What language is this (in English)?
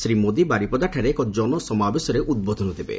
Odia